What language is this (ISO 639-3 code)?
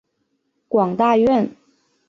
zho